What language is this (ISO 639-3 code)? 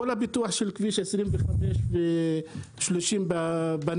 heb